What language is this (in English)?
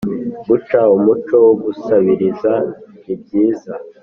Kinyarwanda